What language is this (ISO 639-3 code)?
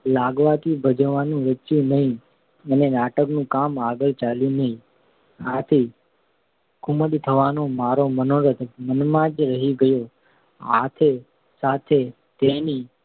guj